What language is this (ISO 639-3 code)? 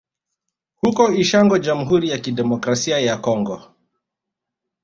swa